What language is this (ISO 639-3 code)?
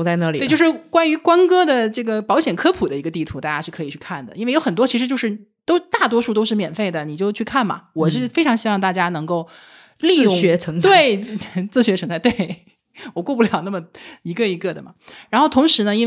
zho